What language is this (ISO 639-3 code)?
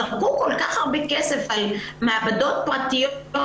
heb